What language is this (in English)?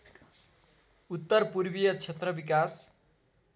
Nepali